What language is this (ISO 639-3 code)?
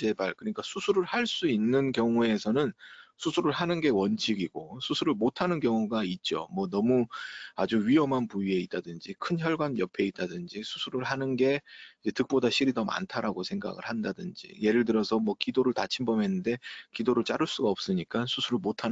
kor